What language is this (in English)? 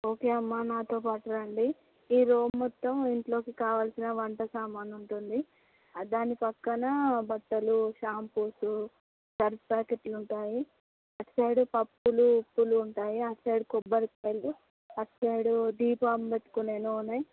Telugu